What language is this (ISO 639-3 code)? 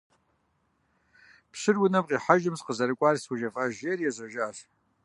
kbd